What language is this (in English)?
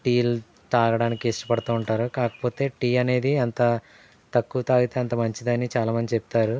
Telugu